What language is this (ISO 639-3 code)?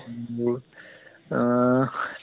asm